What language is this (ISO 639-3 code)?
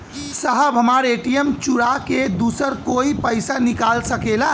bho